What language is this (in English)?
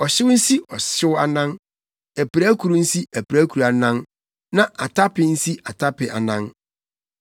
Akan